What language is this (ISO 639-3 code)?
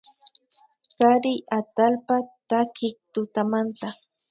qvi